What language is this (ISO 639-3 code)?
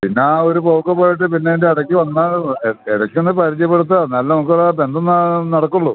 mal